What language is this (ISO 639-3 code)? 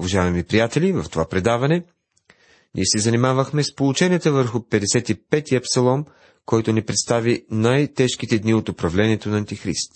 bul